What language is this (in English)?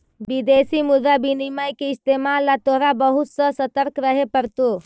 Magahi